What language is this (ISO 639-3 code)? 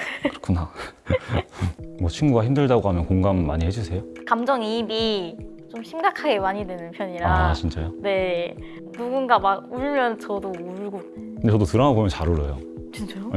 kor